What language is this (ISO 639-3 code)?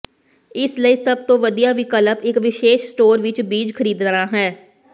pan